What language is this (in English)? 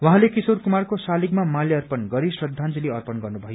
Nepali